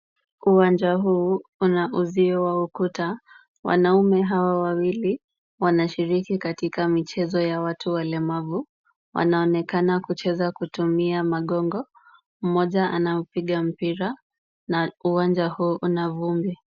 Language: Swahili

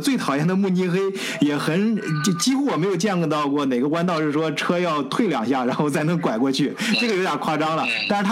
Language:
Chinese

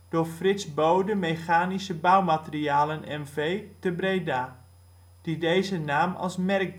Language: Dutch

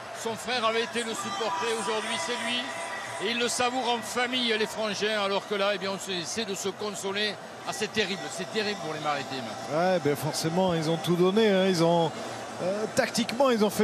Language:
French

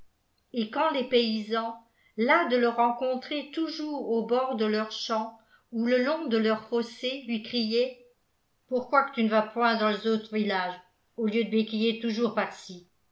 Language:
French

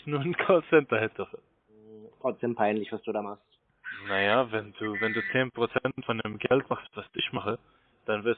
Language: German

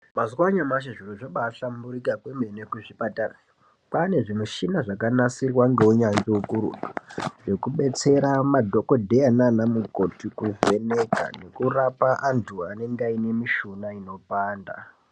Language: Ndau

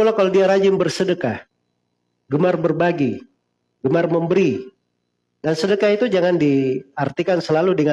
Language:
Indonesian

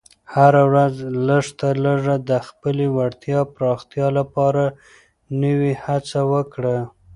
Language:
Pashto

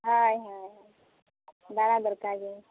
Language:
Santali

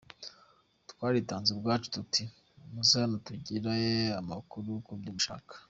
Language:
Kinyarwanda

